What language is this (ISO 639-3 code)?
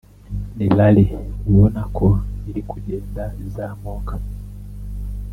kin